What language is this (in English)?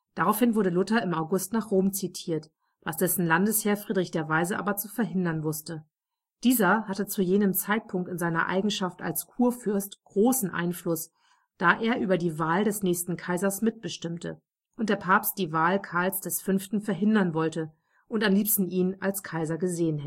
German